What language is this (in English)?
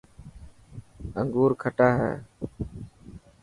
Dhatki